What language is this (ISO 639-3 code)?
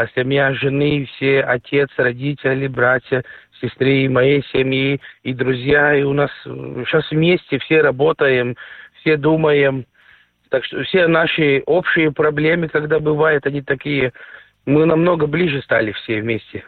rus